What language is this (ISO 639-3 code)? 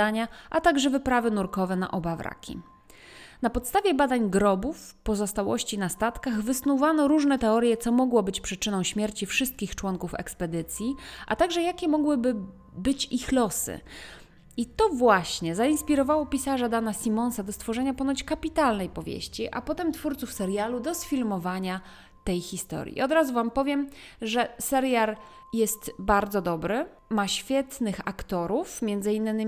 pol